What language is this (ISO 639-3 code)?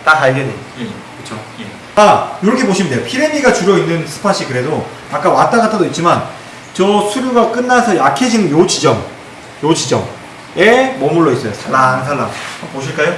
kor